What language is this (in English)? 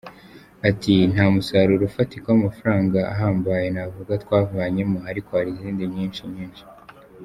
Kinyarwanda